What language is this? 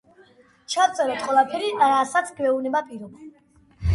Georgian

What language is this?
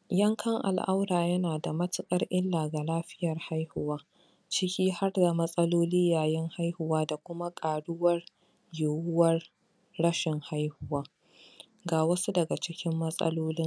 Hausa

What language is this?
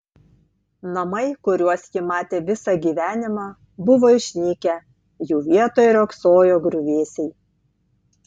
Lithuanian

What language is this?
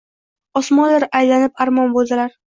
Uzbek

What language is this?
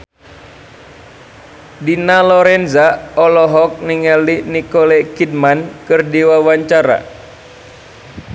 Sundanese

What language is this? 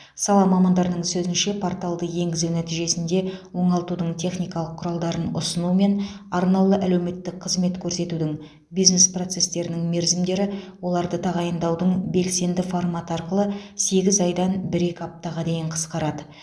Kazakh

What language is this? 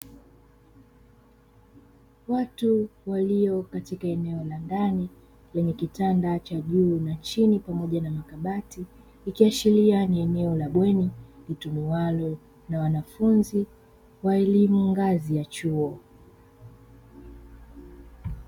Swahili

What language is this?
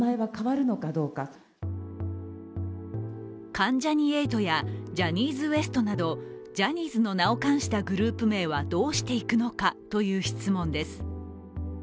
Japanese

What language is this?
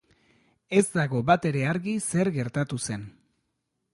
Basque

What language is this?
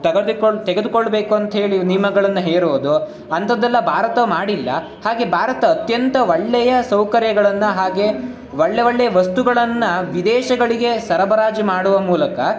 Kannada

